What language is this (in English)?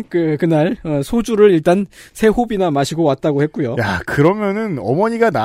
Korean